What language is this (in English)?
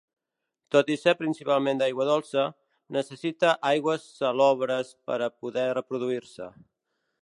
Catalan